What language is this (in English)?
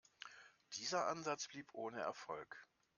German